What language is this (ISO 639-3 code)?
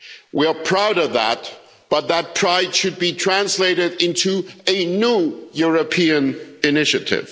eng